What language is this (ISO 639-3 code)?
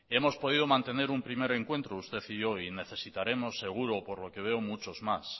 spa